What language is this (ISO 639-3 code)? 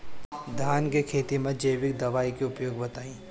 bho